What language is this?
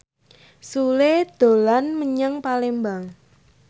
Javanese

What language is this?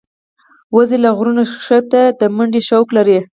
Pashto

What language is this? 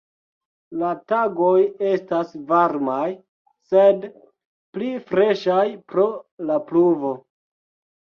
Esperanto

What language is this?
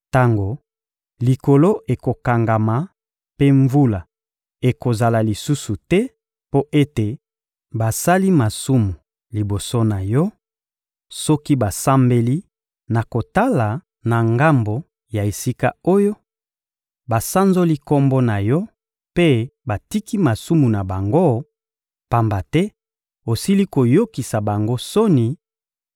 Lingala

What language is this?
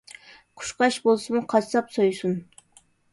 Uyghur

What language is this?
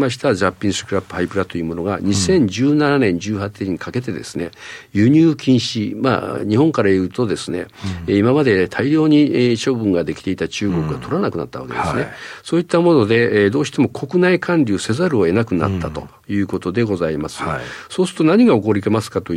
Japanese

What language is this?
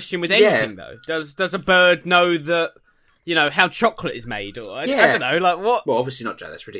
English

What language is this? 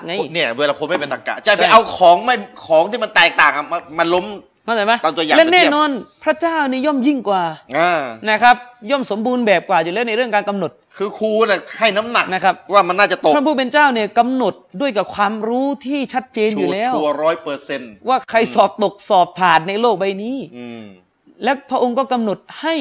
Thai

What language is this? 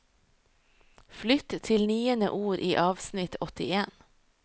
Norwegian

